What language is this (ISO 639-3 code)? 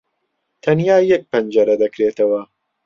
ckb